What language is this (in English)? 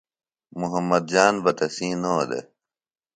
Phalura